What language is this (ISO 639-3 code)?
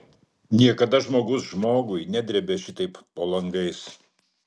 lit